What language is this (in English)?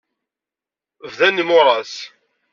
Kabyle